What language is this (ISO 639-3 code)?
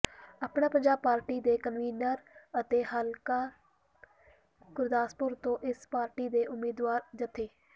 pan